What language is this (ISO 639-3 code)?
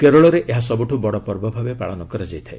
ori